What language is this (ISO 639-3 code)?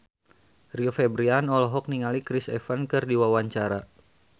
sun